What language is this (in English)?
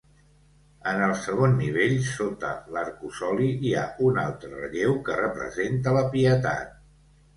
Catalan